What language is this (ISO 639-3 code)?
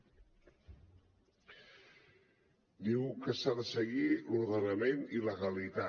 cat